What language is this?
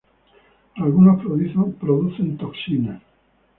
Spanish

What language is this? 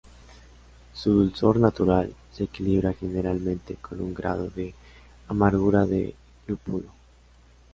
Spanish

